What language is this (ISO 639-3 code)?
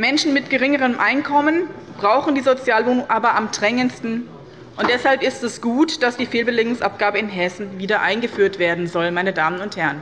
deu